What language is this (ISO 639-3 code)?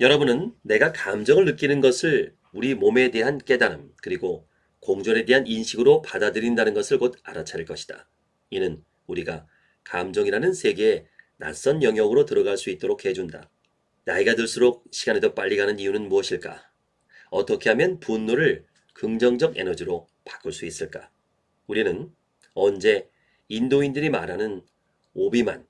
kor